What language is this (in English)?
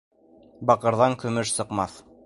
Bashkir